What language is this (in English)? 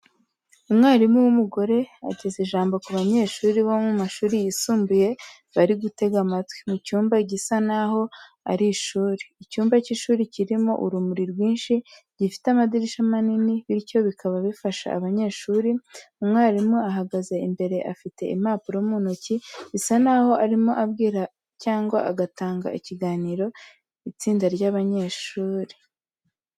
Kinyarwanda